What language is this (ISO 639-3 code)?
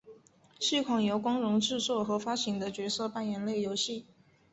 zho